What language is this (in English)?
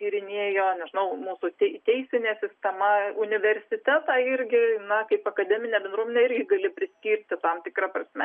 Lithuanian